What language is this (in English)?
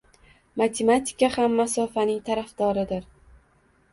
Uzbek